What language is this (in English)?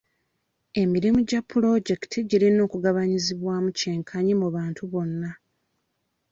Ganda